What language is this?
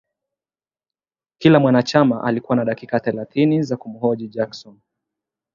Swahili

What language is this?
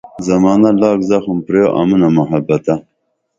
Dameli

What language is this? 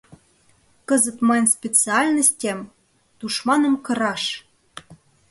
Mari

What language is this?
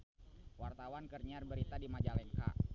Sundanese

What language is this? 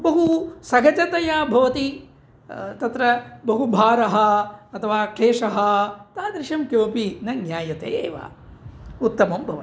Sanskrit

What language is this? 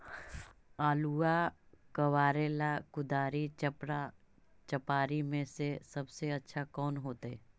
Magahi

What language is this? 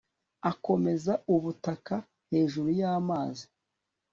Kinyarwanda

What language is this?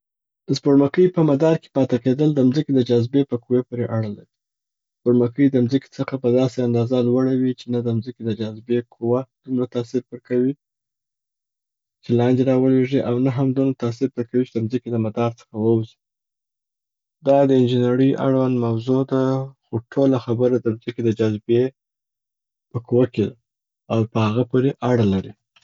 Southern Pashto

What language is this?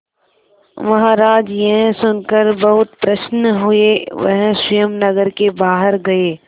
Hindi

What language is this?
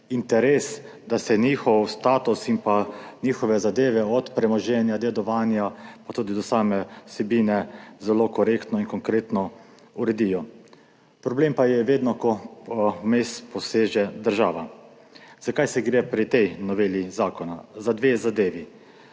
Slovenian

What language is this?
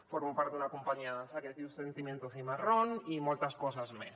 Catalan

